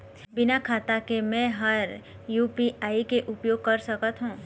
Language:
Chhattisgarhi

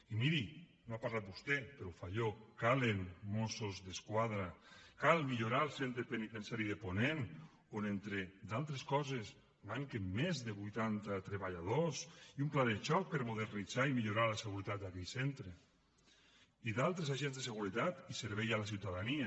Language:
Catalan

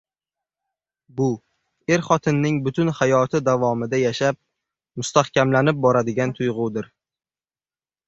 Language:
Uzbek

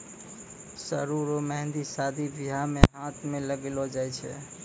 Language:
Maithili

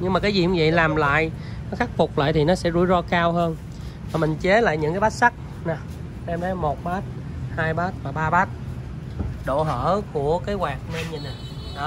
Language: Vietnamese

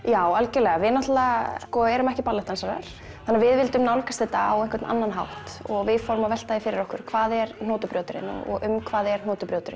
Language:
Icelandic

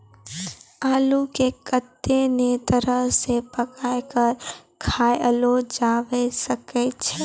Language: Maithili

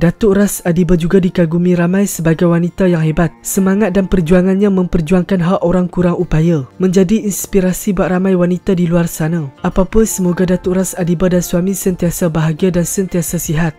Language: Malay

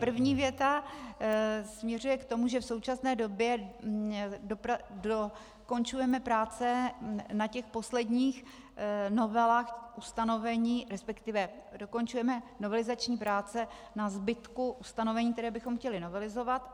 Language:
Czech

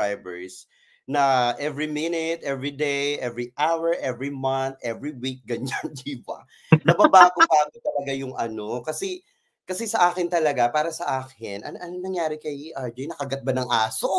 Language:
Filipino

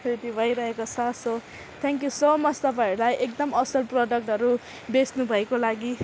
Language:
Nepali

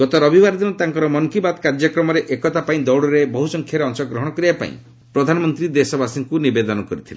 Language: Odia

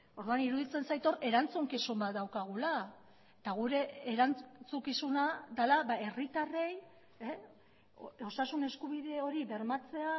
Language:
Basque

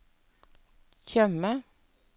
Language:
Norwegian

